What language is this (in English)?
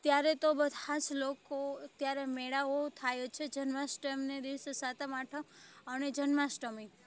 Gujarati